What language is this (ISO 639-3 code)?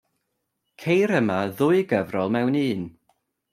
cym